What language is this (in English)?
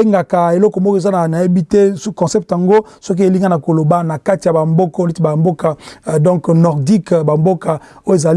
French